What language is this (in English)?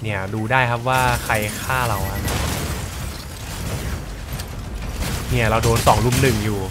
Thai